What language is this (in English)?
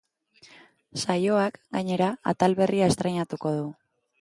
Basque